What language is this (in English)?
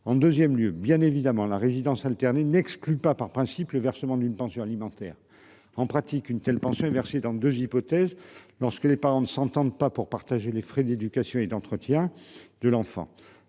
French